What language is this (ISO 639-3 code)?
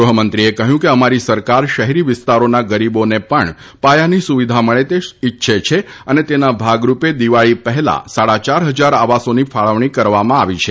guj